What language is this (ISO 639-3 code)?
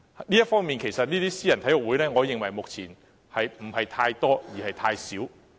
yue